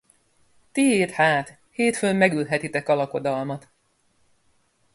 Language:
Hungarian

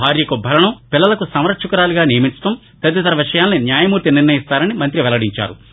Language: Telugu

